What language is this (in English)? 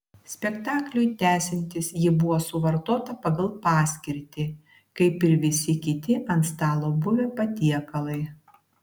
Lithuanian